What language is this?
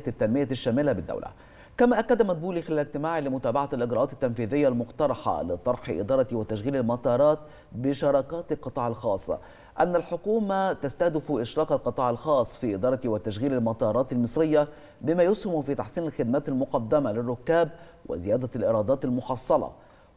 Arabic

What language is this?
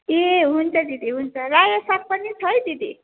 Nepali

